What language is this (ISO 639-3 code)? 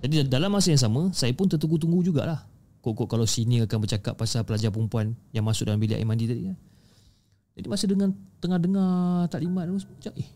msa